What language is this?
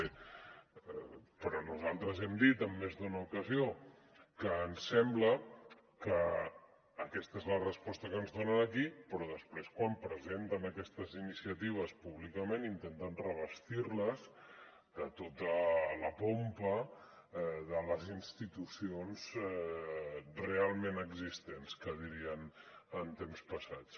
Catalan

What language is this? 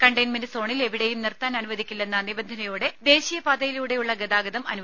Malayalam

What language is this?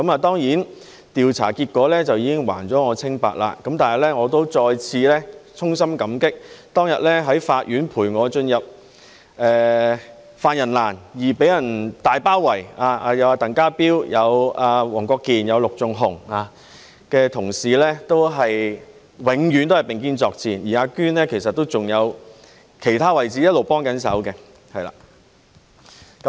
Cantonese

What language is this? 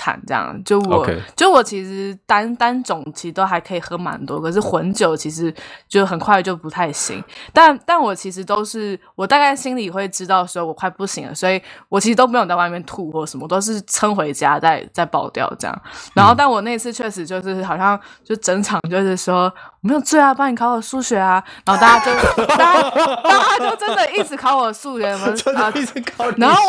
Chinese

